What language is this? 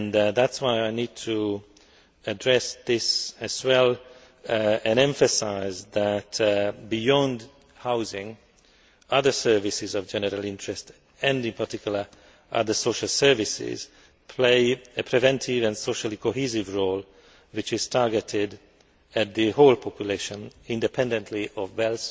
English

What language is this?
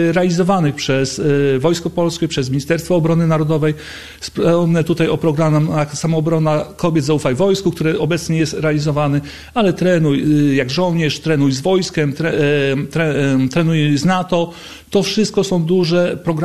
Polish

